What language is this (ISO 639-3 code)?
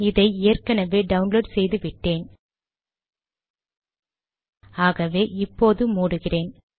tam